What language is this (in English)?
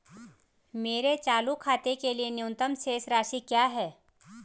Hindi